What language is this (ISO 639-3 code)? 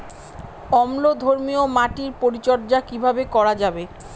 ben